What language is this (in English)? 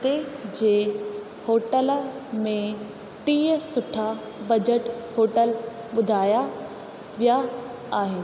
Sindhi